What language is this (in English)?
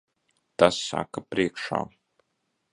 Latvian